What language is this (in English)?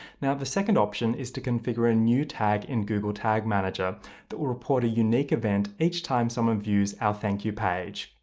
English